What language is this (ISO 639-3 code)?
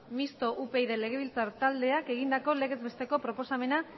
eus